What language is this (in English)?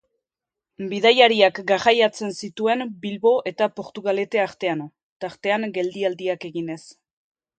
Basque